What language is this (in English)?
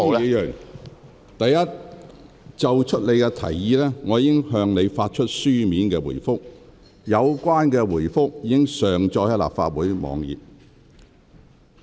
Cantonese